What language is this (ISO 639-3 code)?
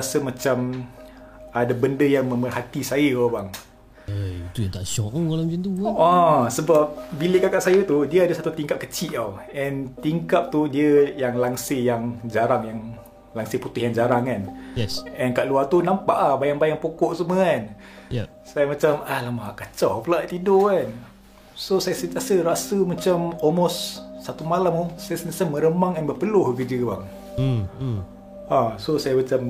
msa